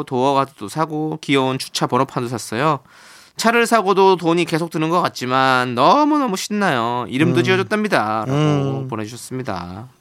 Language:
Korean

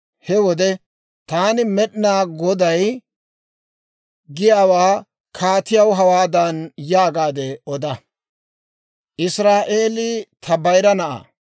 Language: Dawro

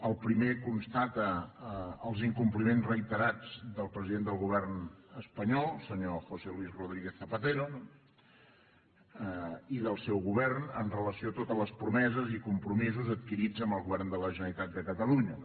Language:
Catalan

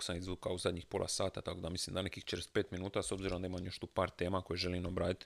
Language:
Croatian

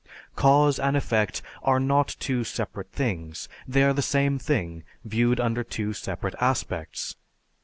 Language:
English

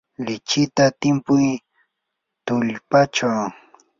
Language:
Yanahuanca Pasco Quechua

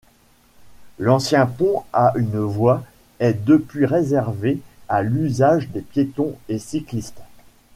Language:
French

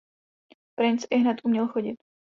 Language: Czech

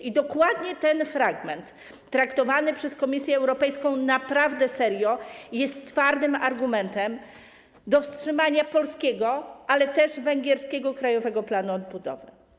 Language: Polish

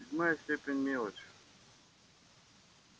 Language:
Russian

